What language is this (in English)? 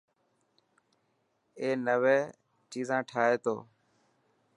Dhatki